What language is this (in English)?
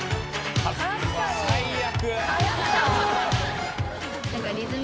Japanese